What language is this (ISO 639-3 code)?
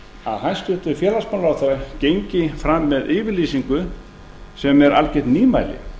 isl